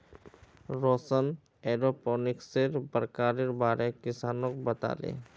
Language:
Magahi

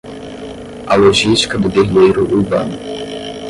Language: Portuguese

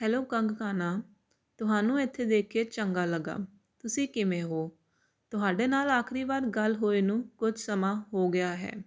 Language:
Punjabi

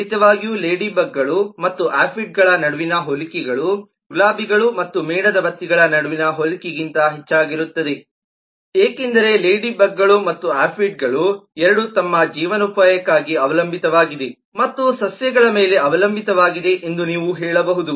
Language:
Kannada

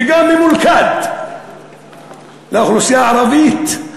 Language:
Hebrew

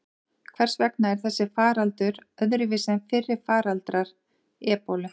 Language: Icelandic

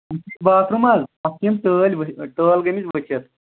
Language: Kashmiri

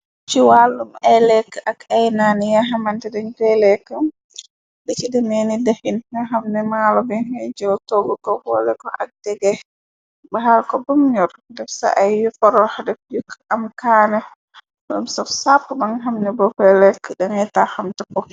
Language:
Wolof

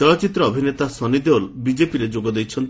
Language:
Odia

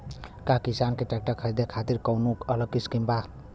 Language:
Bhojpuri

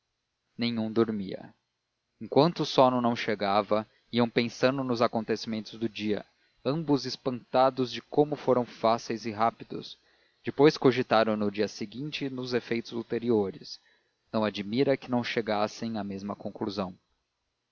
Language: Portuguese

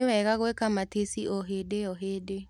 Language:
Kikuyu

